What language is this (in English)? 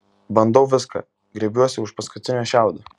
Lithuanian